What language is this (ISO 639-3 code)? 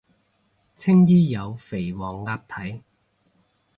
yue